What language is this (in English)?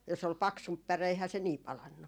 Finnish